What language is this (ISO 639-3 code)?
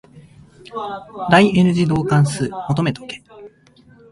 jpn